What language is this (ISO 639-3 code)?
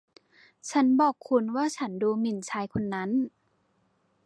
tha